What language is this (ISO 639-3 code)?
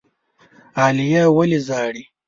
pus